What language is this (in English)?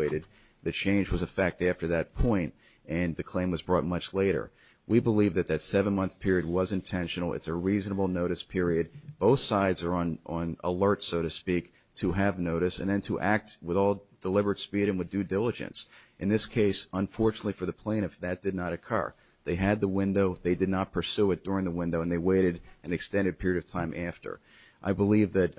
English